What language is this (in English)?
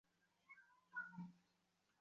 Bangla